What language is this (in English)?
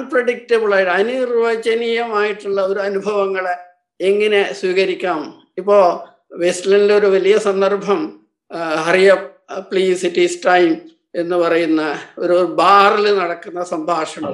Malayalam